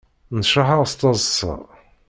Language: Kabyle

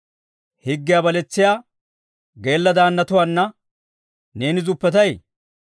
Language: Dawro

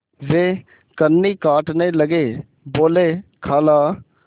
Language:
Hindi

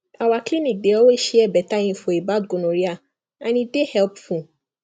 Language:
Nigerian Pidgin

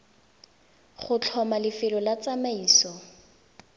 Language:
Tswana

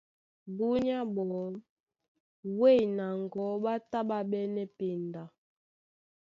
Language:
Duala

